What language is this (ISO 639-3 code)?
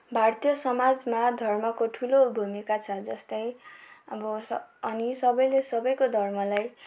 nep